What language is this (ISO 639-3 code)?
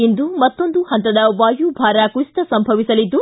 kan